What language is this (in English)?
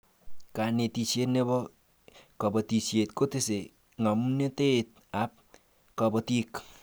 Kalenjin